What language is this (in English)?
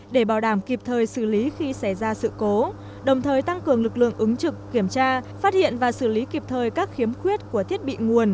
Vietnamese